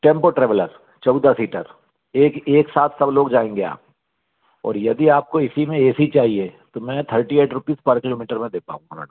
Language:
Hindi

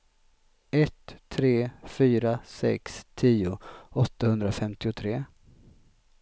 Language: Swedish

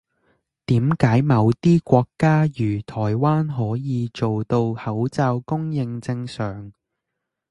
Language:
Cantonese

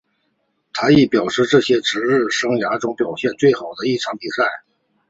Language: Chinese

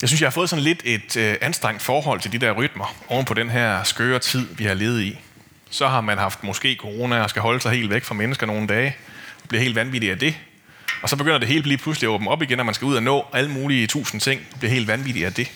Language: Danish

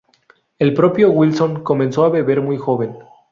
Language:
Spanish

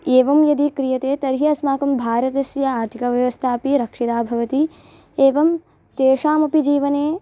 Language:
Sanskrit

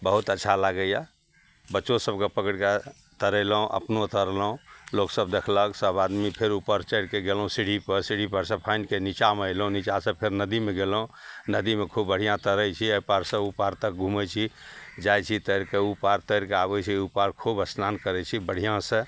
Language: Maithili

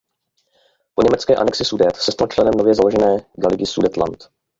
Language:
Czech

